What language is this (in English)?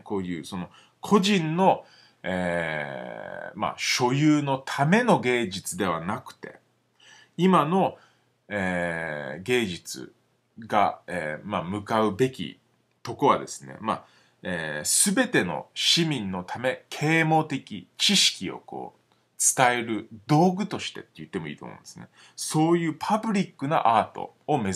Japanese